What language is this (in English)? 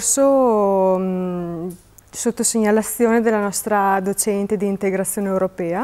Italian